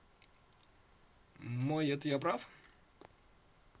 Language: Russian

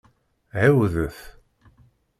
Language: Kabyle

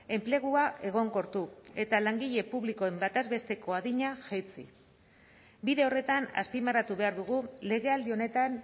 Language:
Basque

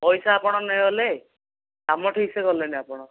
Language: Odia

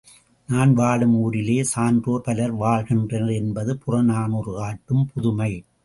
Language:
Tamil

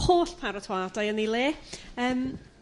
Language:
Welsh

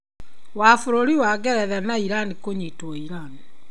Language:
Kikuyu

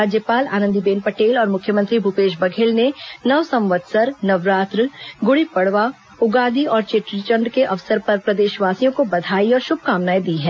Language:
Hindi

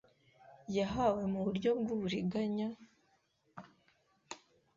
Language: Kinyarwanda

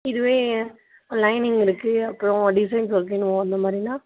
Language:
Tamil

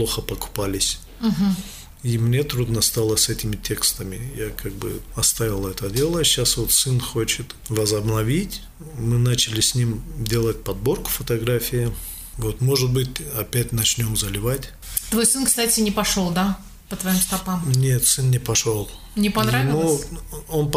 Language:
Russian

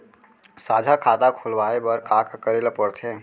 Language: Chhattisgarhi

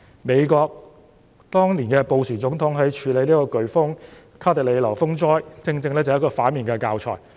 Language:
Cantonese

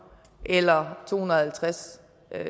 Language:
Danish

